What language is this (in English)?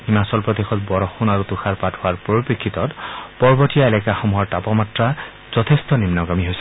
Assamese